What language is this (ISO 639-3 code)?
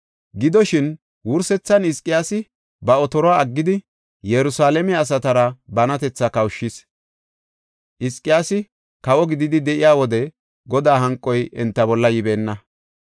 gof